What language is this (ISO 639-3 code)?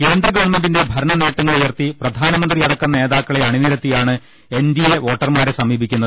mal